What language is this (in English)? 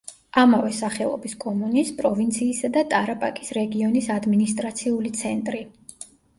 Georgian